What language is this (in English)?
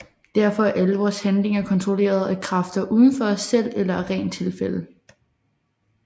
Danish